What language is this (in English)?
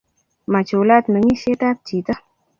Kalenjin